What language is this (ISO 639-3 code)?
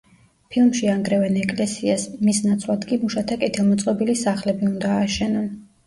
kat